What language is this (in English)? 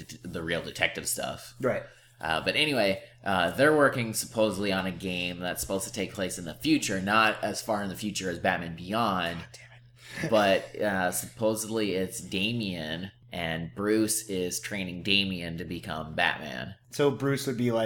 English